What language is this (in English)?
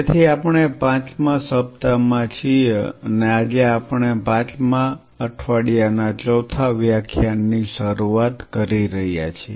Gujarati